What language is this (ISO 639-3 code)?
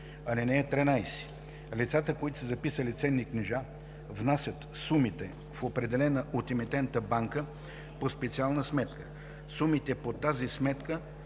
bul